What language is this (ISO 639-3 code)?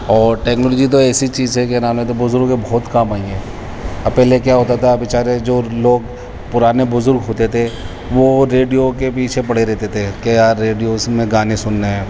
urd